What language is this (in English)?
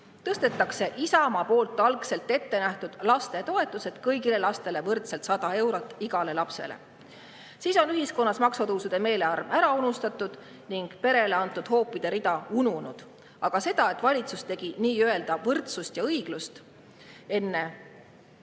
Estonian